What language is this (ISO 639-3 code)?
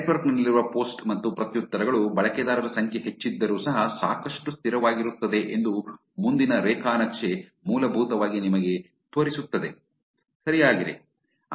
kan